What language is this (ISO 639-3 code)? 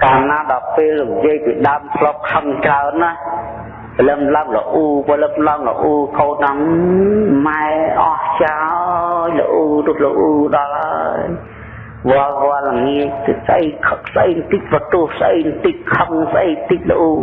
vie